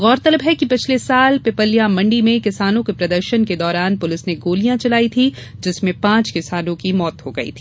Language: Hindi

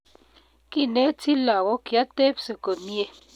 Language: Kalenjin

